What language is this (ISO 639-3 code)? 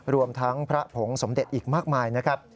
tha